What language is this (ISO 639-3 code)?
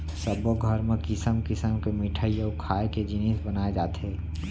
hne